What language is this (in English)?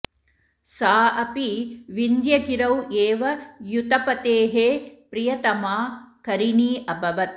Sanskrit